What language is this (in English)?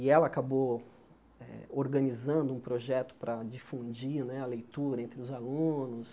Portuguese